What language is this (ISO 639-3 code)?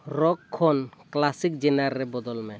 sat